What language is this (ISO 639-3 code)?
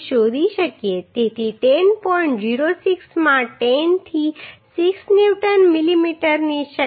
guj